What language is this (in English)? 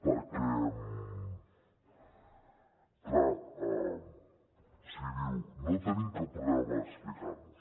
Catalan